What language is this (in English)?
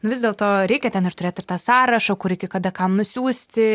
Lithuanian